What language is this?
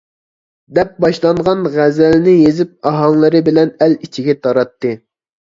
Uyghur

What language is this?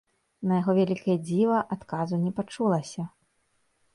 Belarusian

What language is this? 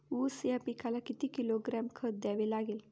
Marathi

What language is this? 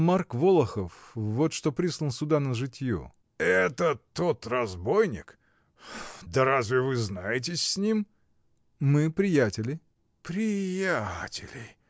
Russian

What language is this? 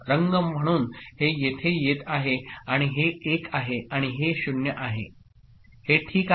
Marathi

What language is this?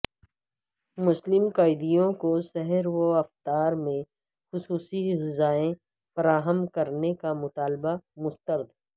Urdu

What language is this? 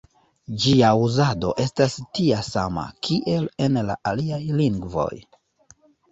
Esperanto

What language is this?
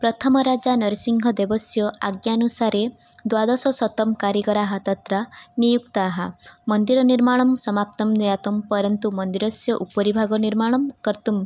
Sanskrit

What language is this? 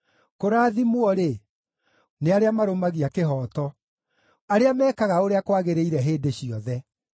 Kikuyu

